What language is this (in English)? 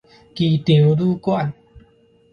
Min Nan Chinese